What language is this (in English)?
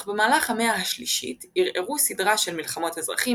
Hebrew